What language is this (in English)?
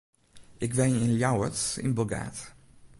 Western Frisian